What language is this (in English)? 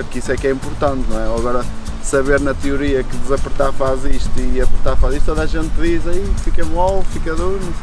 Portuguese